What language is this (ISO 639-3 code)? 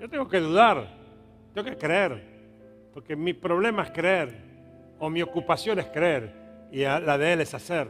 spa